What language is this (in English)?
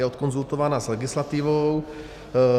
Czech